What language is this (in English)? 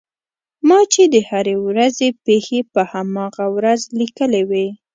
Pashto